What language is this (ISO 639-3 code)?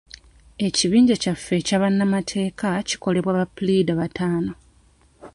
lug